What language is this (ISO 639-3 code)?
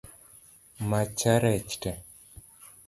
luo